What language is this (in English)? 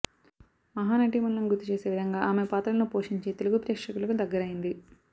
Telugu